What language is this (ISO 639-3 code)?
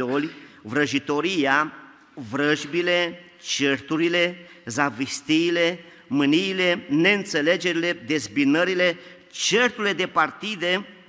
ron